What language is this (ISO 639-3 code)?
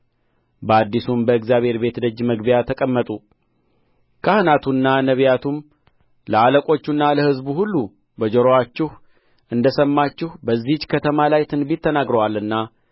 amh